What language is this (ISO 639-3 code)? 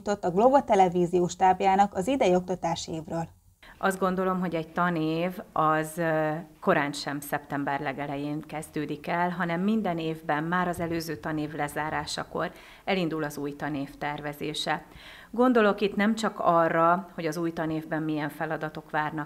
hun